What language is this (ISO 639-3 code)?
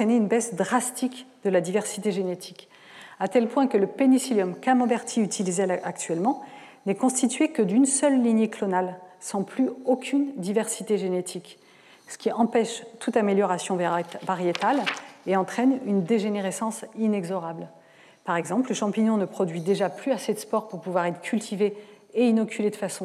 fra